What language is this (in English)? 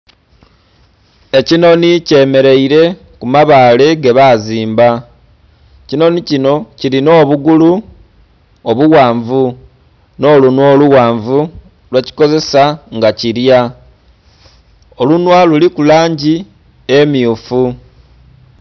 Soga